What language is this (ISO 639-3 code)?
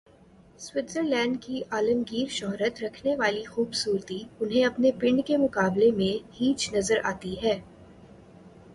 urd